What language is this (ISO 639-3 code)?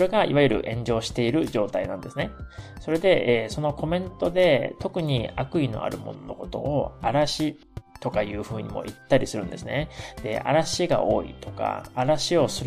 jpn